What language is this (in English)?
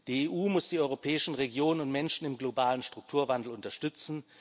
German